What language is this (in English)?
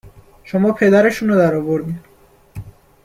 Persian